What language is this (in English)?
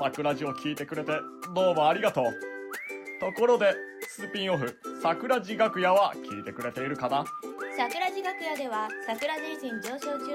Japanese